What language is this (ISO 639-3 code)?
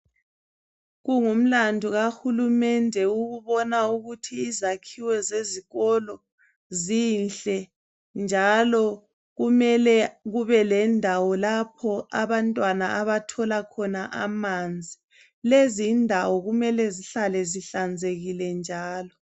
nde